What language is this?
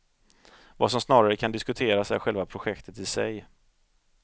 Swedish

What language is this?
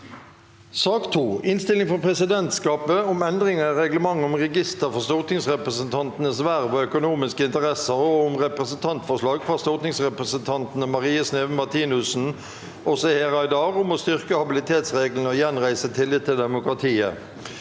Norwegian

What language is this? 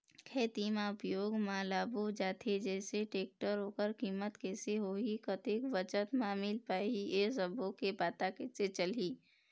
Chhattisgarhi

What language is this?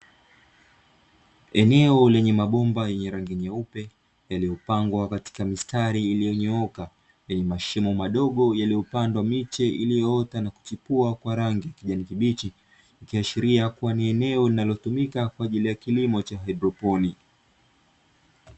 Swahili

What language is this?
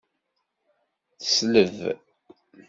Kabyle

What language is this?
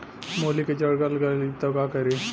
Bhojpuri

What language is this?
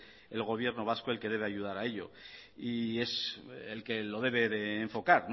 Spanish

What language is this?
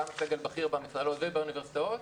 Hebrew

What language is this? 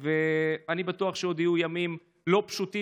Hebrew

